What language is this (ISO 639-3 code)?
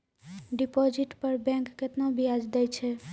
mai